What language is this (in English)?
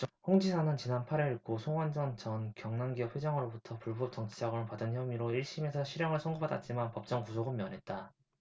Korean